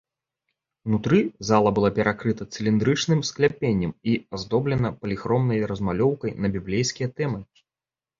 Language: Belarusian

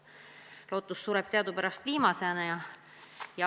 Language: Estonian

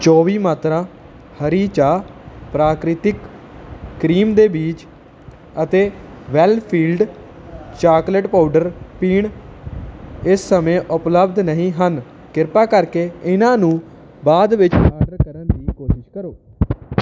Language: Punjabi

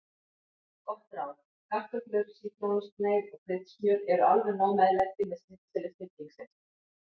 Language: Icelandic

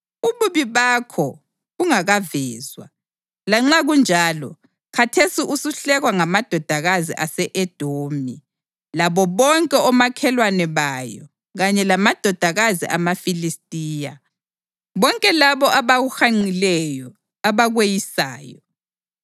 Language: North Ndebele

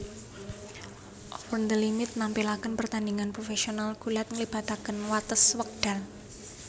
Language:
Javanese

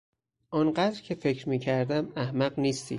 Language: Persian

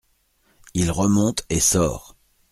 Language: French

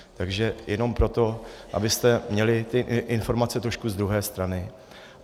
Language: Czech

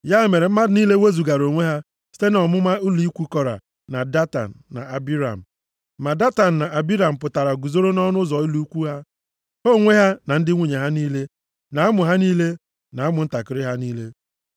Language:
Igbo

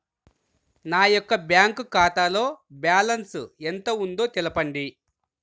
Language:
Telugu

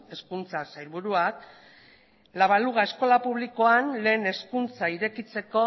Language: Basque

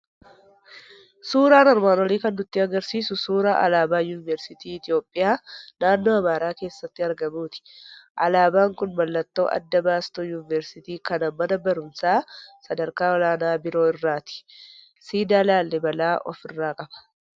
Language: Oromo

